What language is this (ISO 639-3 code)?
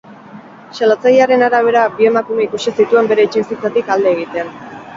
eus